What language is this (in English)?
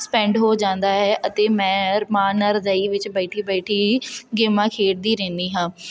Punjabi